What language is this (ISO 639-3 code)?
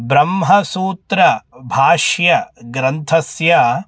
san